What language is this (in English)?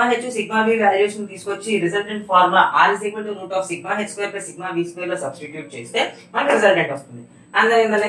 Hindi